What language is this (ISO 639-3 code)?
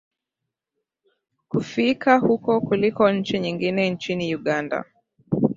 swa